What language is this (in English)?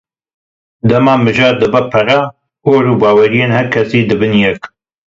Kurdish